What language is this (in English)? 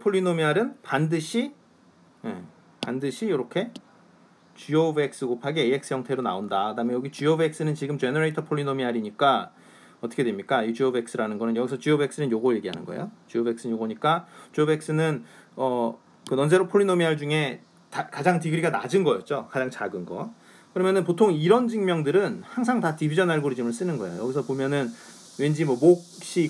Korean